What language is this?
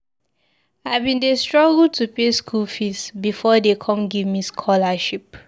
Nigerian Pidgin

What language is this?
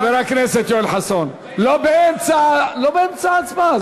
Hebrew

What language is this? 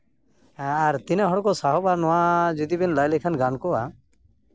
Santali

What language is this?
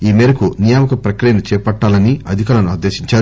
Telugu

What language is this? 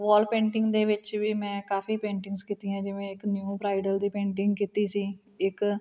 Punjabi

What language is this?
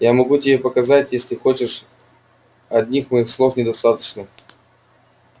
Russian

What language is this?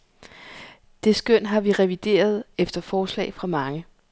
Danish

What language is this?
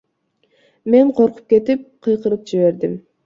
Kyrgyz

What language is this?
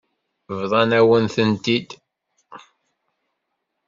Kabyle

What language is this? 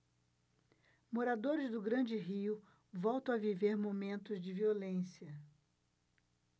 Portuguese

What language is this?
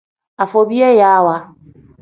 Tem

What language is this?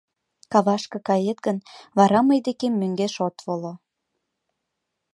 Mari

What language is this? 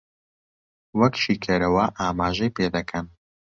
Central Kurdish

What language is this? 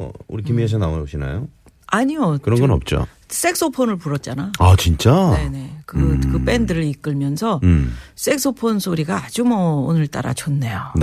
Korean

